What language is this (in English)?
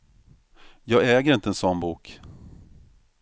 Swedish